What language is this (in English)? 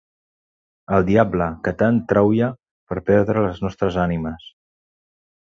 Catalan